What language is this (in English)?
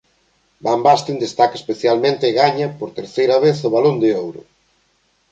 Galician